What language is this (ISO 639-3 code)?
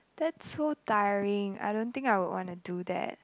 eng